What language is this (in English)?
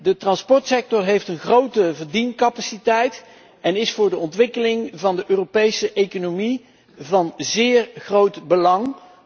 Dutch